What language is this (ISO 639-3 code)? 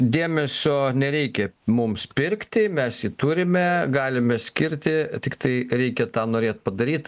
lit